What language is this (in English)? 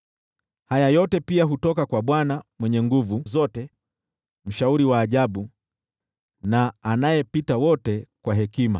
Swahili